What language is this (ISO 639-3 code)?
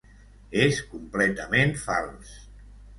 cat